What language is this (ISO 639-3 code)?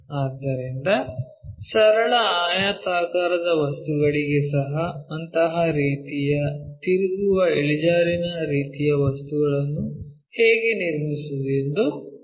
kan